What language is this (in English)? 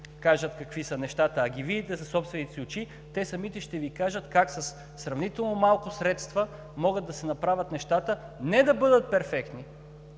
Bulgarian